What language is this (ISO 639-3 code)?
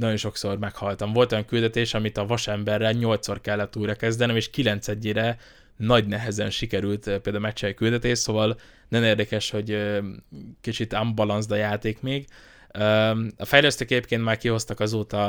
hun